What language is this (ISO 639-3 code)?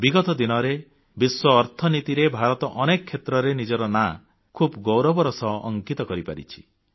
ori